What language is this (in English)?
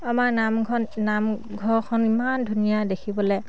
Assamese